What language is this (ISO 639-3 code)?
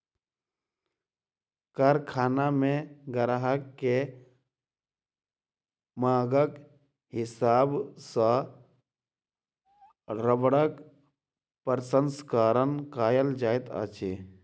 mai